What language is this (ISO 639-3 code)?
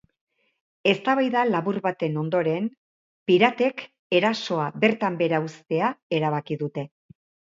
eus